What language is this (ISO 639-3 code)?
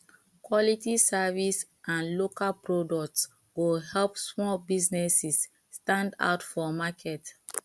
pcm